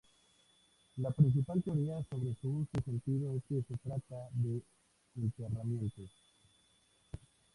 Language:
Spanish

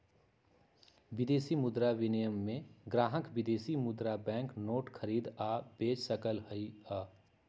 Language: Magahi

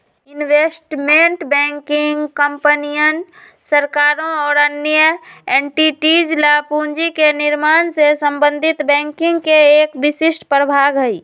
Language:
Magahi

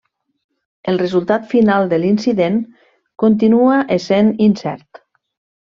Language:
Catalan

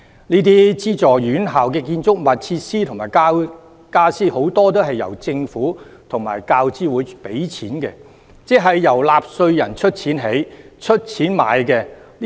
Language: Cantonese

